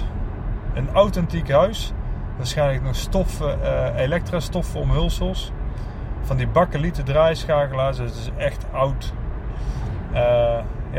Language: Dutch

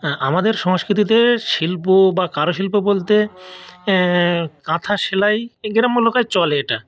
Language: Bangla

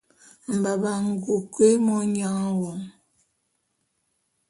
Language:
Bulu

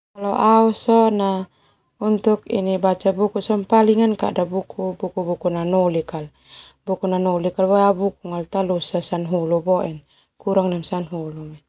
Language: Termanu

